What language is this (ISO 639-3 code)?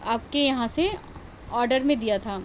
urd